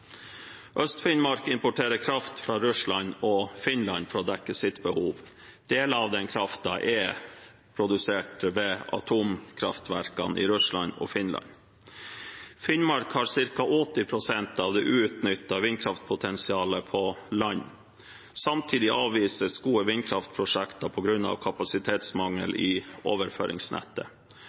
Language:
Norwegian Bokmål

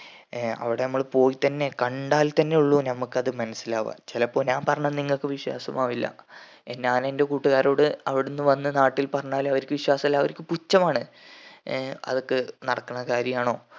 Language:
Malayalam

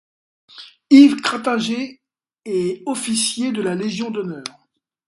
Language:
French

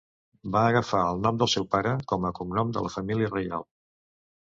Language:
Catalan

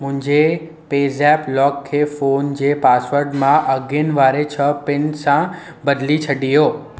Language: Sindhi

